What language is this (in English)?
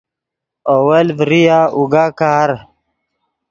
Yidgha